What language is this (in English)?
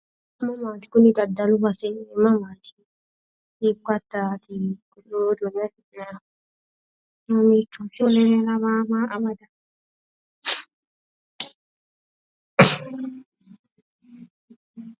Sidamo